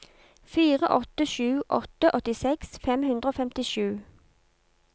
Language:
Norwegian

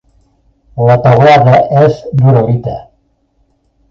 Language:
Catalan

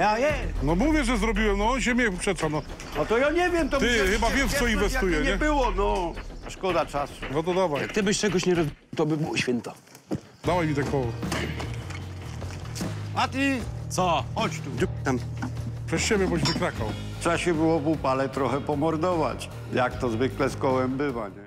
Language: Polish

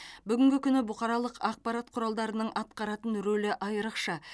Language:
Kazakh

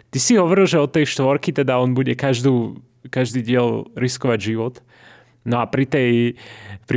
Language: Slovak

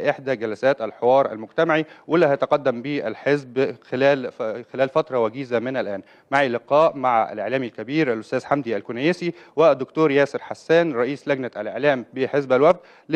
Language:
Arabic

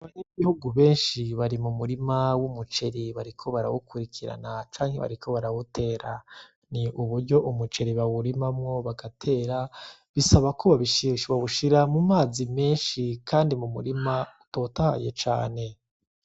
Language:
Rundi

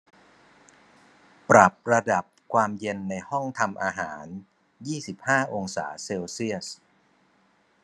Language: Thai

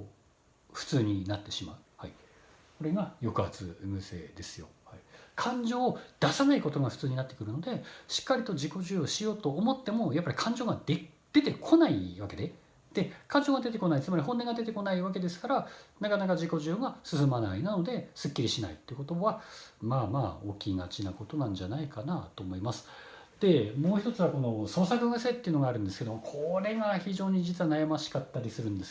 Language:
Japanese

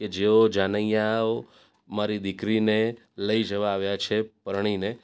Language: Gujarati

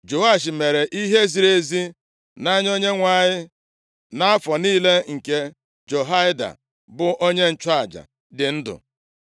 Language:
Igbo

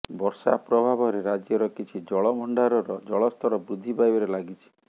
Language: Odia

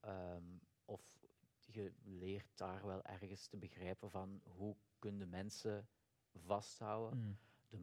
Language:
Dutch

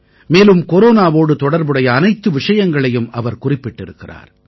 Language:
Tamil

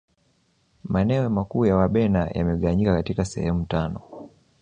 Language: Swahili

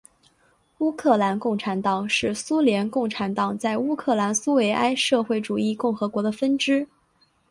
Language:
Chinese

